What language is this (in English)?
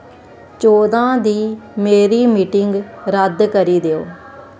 Dogri